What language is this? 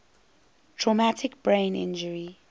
English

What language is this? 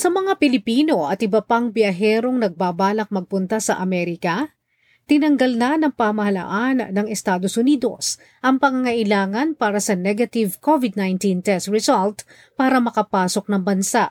Filipino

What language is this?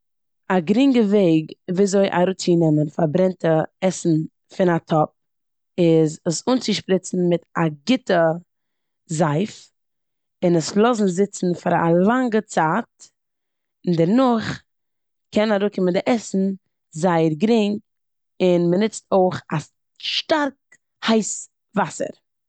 Yiddish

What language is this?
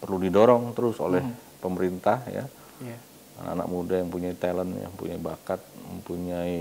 Indonesian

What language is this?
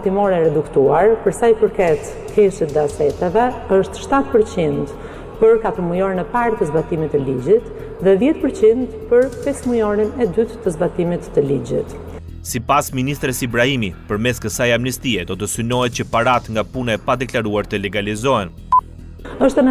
Romanian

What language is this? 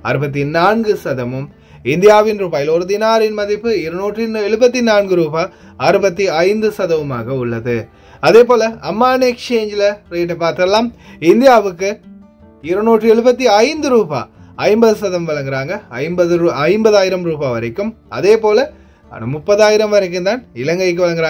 Tamil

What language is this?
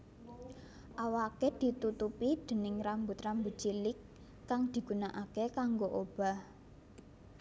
Javanese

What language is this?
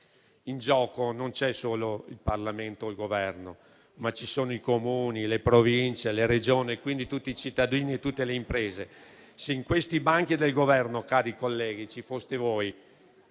Italian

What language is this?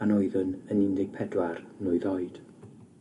Welsh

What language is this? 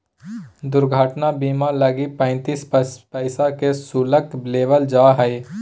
Magahi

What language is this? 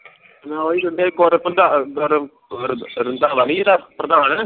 Punjabi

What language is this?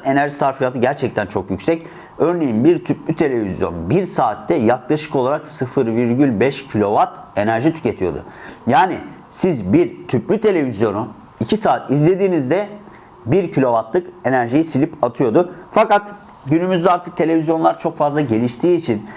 Turkish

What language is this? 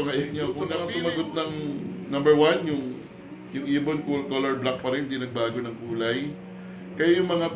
Filipino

